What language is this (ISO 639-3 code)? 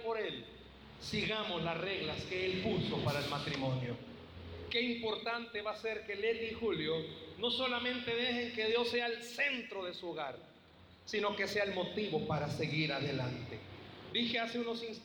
spa